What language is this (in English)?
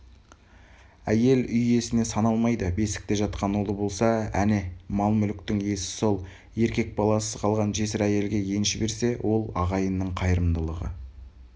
Kazakh